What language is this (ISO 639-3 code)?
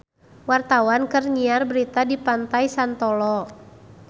sun